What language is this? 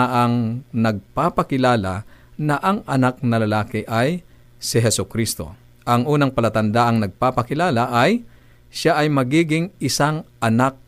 Filipino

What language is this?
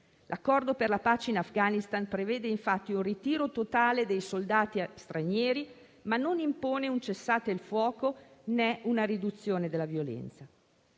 Italian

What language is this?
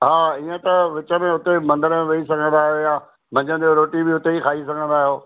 Sindhi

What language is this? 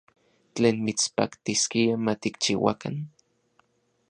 Central Puebla Nahuatl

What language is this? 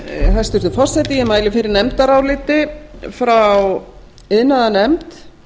Icelandic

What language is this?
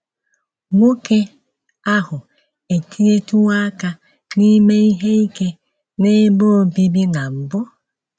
Igbo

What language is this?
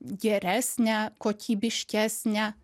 Lithuanian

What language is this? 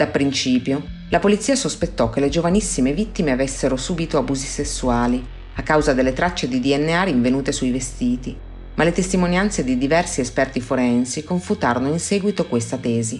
Italian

